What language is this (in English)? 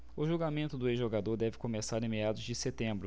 Portuguese